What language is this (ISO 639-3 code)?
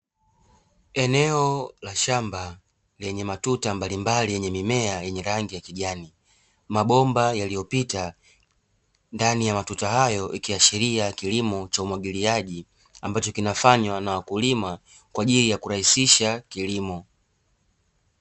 swa